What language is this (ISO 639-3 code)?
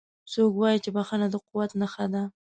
pus